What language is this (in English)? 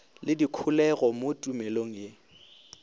Northern Sotho